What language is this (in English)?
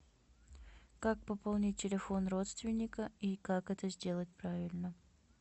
Russian